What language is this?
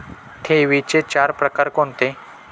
Marathi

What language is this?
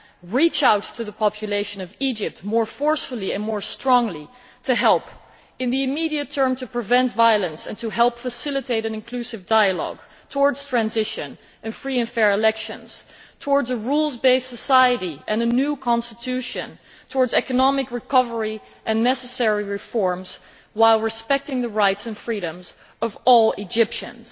English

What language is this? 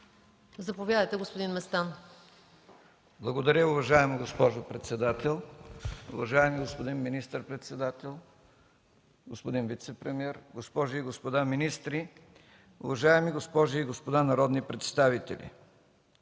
Bulgarian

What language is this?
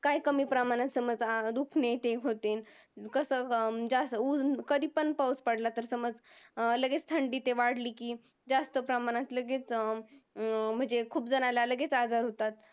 Marathi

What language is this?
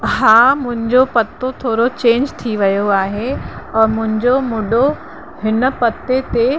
Sindhi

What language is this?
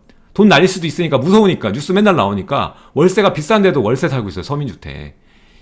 Korean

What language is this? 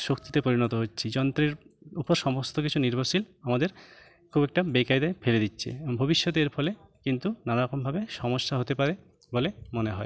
Bangla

